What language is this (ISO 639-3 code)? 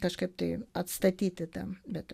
lit